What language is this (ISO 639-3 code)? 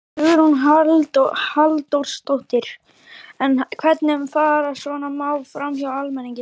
isl